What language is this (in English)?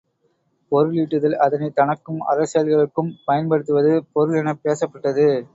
Tamil